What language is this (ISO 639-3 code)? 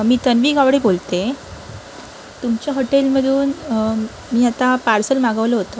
mar